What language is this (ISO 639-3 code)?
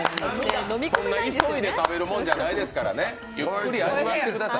jpn